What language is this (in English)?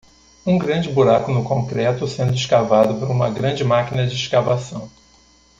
Portuguese